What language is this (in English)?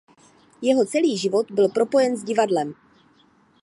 Czech